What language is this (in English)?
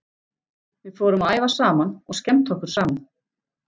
Icelandic